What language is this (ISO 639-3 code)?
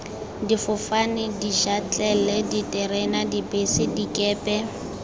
tsn